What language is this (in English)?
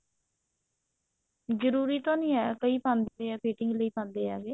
Punjabi